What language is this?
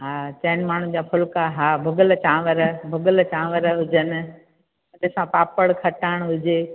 Sindhi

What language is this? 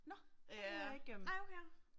Danish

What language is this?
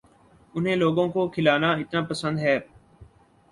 Urdu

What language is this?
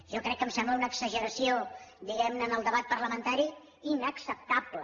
Catalan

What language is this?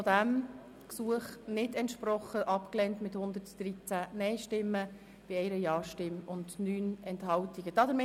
Swiss German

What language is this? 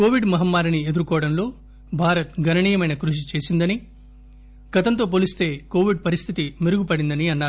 Telugu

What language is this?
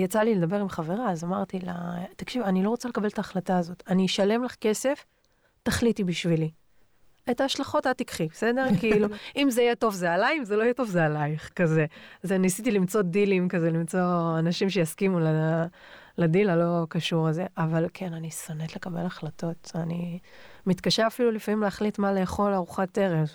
Hebrew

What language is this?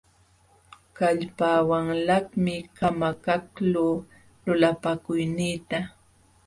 Jauja Wanca Quechua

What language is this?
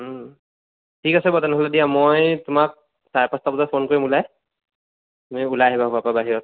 Assamese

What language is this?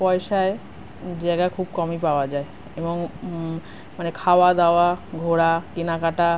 Bangla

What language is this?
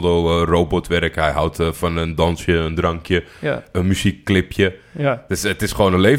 Dutch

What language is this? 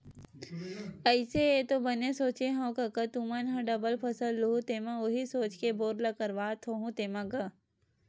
Chhattisgarhi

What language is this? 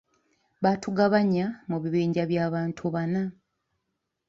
Ganda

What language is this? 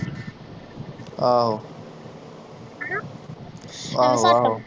Punjabi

